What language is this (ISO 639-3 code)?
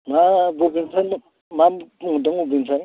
brx